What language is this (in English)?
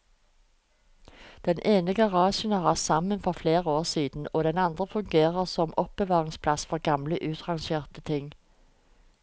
Norwegian